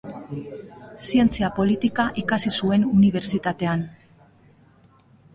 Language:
Basque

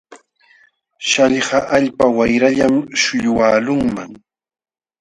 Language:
Jauja Wanca Quechua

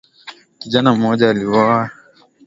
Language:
Swahili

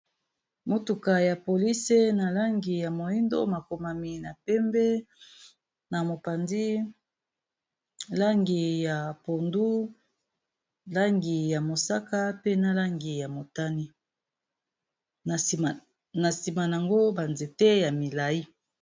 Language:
Lingala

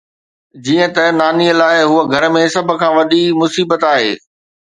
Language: Sindhi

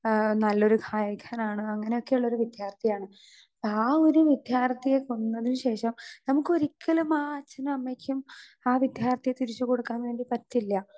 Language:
Malayalam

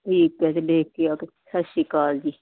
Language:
Punjabi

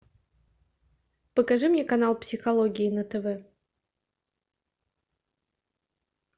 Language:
Russian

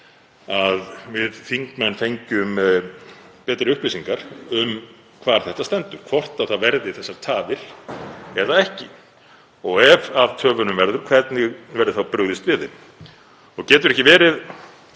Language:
Icelandic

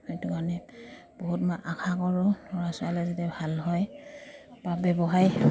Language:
Assamese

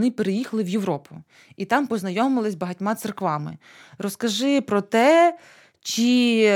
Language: Ukrainian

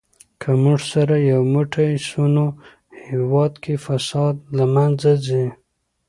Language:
Pashto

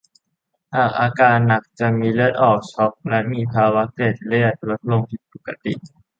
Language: Thai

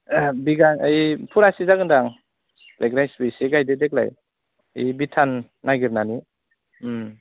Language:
Bodo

